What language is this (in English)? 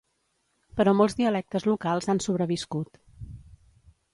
Catalan